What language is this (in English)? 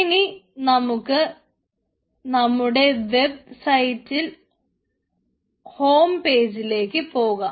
Malayalam